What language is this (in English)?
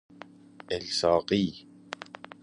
Persian